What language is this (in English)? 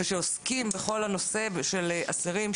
Hebrew